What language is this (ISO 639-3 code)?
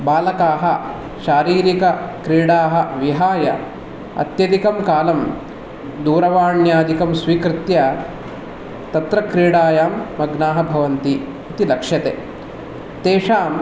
san